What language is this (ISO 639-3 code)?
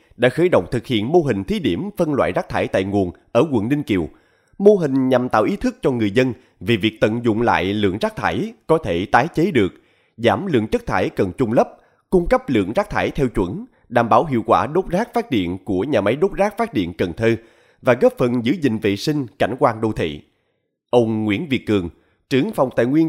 vie